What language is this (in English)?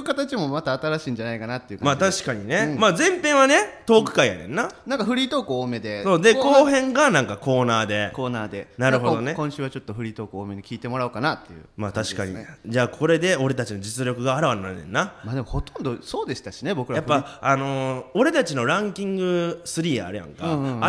Japanese